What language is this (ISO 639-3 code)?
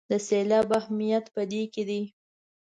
pus